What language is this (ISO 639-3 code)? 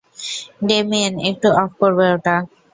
ben